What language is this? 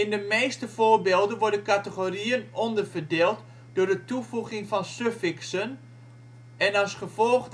Dutch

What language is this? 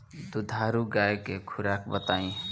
Bhojpuri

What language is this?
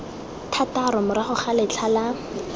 Tswana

